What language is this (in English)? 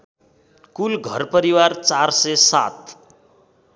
Nepali